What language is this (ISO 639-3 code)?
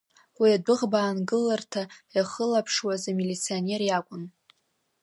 abk